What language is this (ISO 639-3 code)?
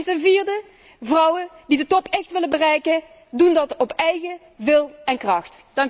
nld